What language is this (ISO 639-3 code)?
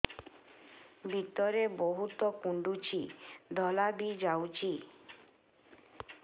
ori